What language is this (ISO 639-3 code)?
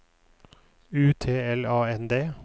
nor